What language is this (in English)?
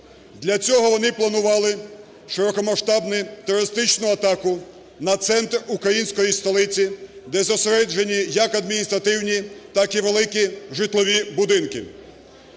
Ukrainian